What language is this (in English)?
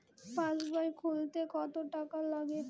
Bangla